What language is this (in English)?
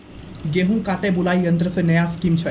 Maithili